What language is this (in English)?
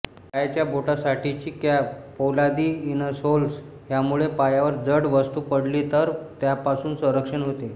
Marathi